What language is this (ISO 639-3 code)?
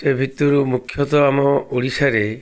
ori